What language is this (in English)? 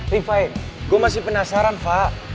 Indonesian